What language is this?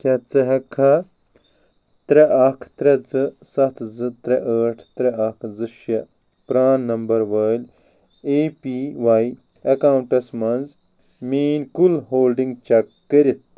Kashmiri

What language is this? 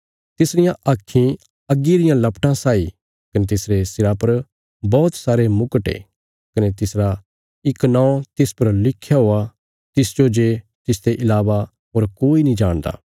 Bilaspuri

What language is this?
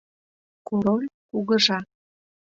Mari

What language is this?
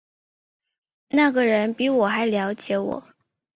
Chinese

